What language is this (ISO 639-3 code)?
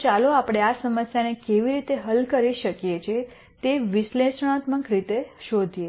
guj